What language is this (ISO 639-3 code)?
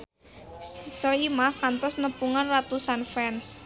sun